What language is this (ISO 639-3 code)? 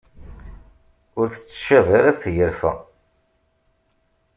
kab